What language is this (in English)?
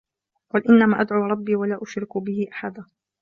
Arabic